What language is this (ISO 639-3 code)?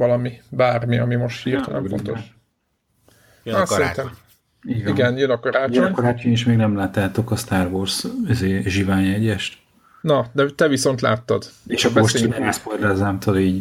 hun